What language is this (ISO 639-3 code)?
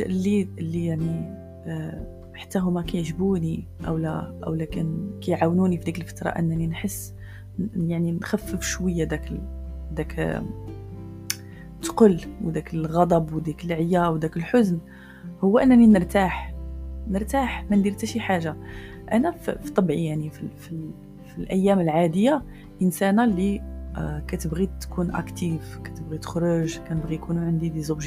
ara